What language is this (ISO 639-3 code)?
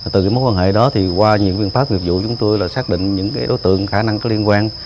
vie